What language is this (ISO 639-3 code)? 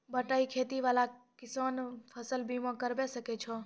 mai